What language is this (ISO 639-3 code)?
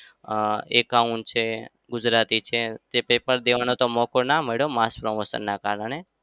guj